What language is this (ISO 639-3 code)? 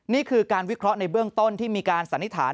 tha